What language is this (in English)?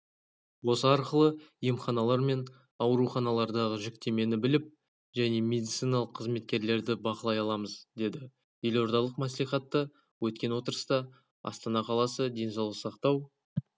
Kazakh